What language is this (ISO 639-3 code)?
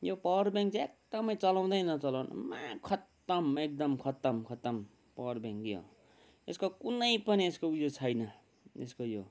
nep